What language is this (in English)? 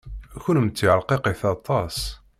Kabyle